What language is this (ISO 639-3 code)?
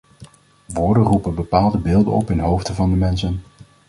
nld